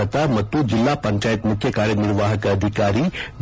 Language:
Kannada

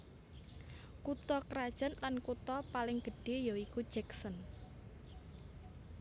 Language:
Javanese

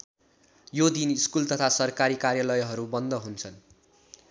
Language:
Nepali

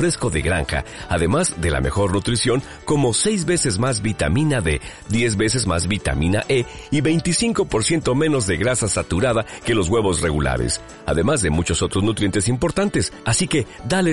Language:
Spanish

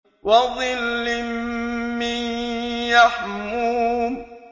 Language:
Arabic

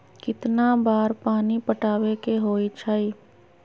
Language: Magahi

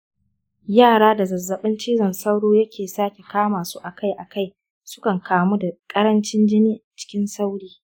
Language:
Hausa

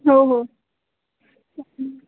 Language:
Marathi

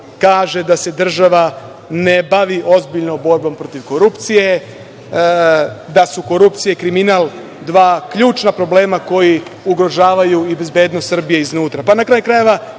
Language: Serbian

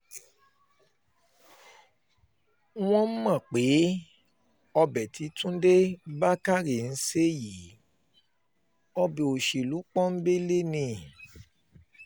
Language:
Yoruba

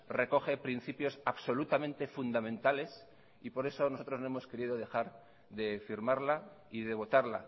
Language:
Spanish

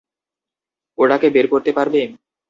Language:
Bangla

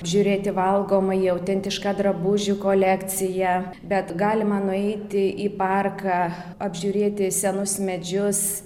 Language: Lithuanian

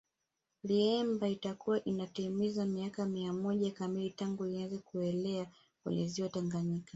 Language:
Swahili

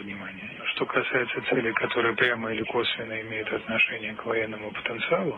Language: Greek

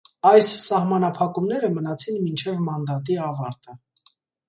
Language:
Armenian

